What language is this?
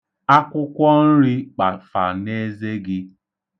Igbo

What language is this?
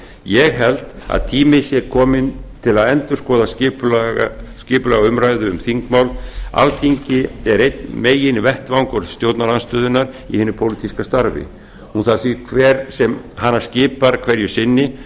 Icelandic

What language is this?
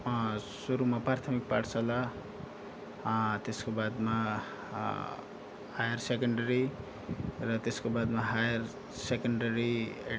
Nepali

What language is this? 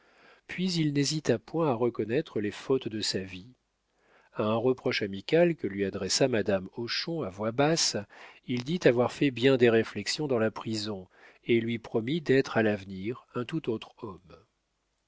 French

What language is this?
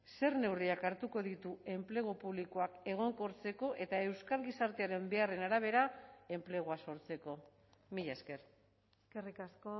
Basque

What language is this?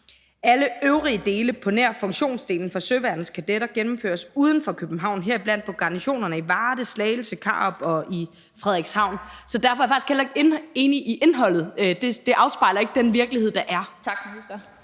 Danish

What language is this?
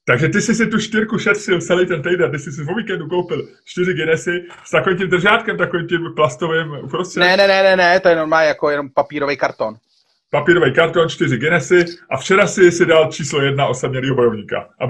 Czech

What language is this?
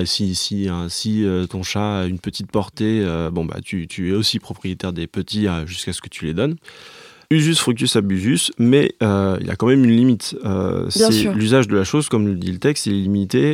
French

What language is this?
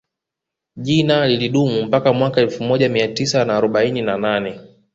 Swahili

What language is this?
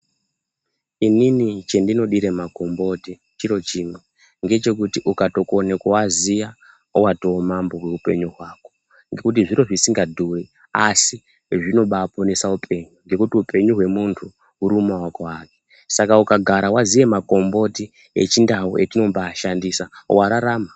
Ndau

